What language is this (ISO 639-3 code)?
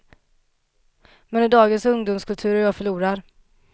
swe